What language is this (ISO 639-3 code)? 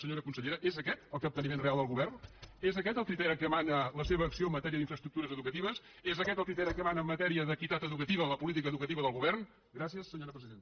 cat